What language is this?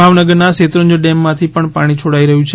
Gujarati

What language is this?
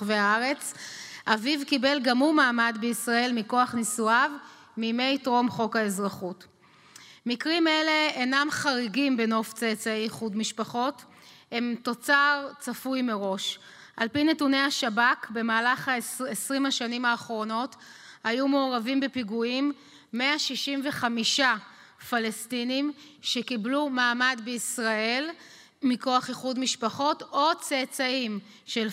Hebrew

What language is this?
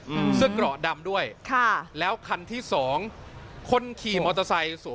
Thai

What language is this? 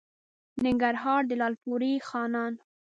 Pashto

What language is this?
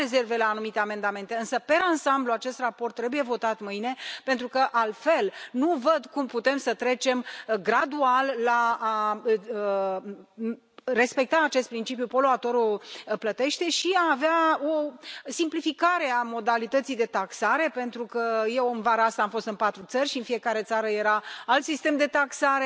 Romanian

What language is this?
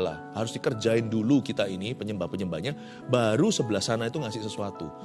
Indonesian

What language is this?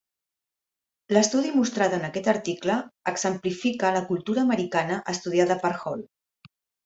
Catalan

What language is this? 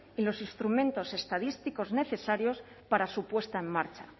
Spanish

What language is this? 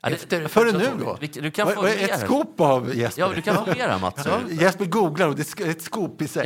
Swedish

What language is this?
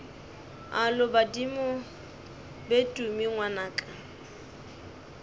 Northern Sotho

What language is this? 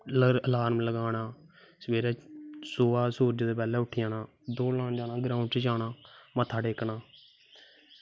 Dogri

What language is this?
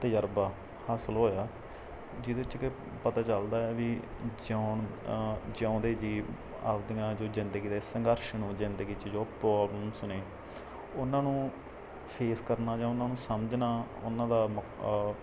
Punjabi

